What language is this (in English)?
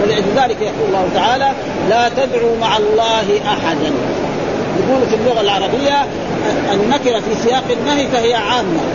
Arabic